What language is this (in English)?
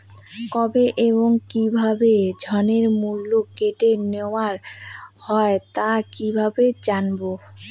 Bangla